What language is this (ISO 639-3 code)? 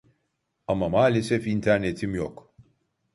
tur